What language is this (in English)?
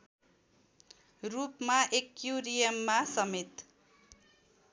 Nepali